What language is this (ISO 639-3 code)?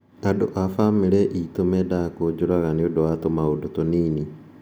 kik